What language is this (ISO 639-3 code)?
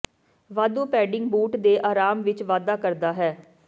pan